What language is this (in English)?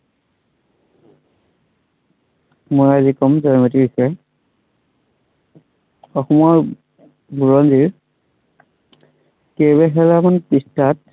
Assamese